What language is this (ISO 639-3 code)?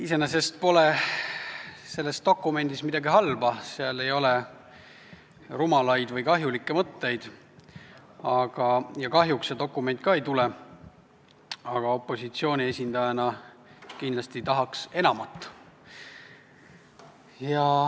est